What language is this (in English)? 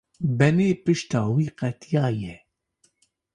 Kurdish